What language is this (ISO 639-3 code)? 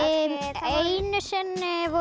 isl